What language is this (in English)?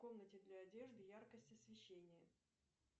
Russian